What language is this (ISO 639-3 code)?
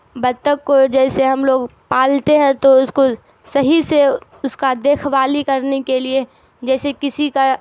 urd